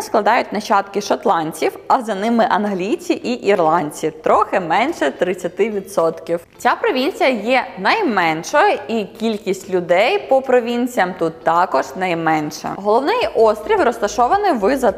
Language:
Ukrainian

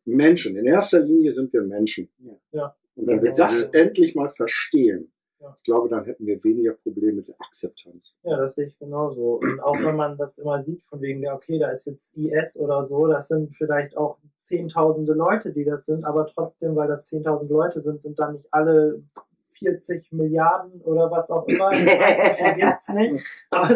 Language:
German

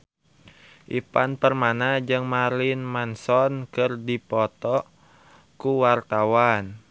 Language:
Sundanese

